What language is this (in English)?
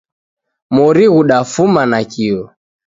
Taita